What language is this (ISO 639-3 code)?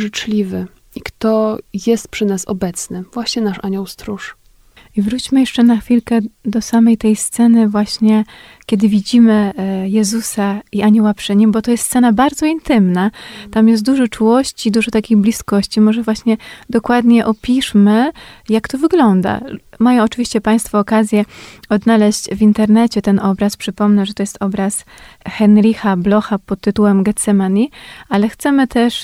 pol